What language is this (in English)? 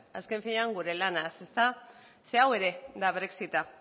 Basque